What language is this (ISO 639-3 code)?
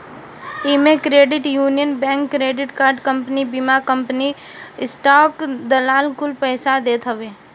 bho